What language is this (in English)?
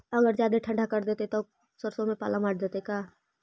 Magahi